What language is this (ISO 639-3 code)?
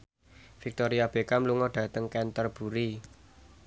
jav